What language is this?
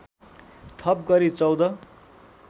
Nepali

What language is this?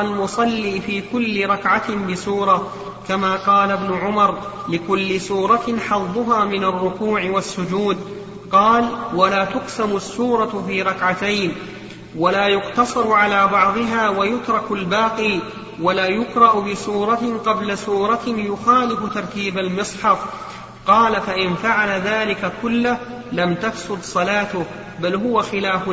Arabic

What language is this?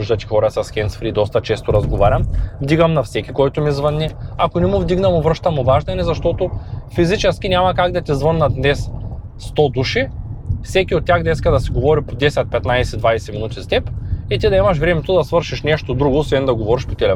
Bulgarian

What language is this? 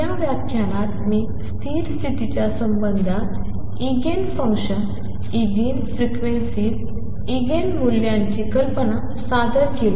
Marathi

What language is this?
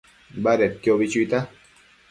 Matsés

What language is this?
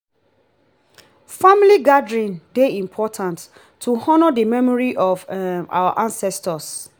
Nigerian Pidgin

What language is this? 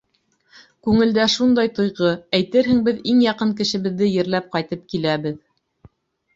Bashkir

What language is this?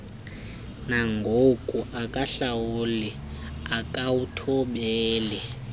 Xhosa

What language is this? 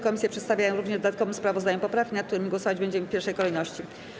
Polish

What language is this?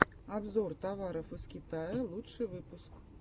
Russian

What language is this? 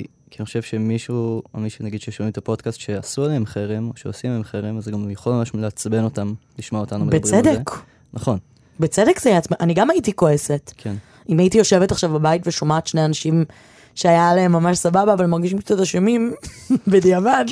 Hebrew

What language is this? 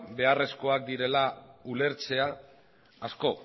Basque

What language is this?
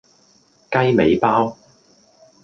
Cantonese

